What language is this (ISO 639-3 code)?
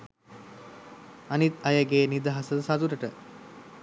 sin